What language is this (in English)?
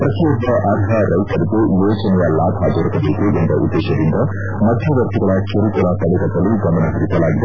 Kannada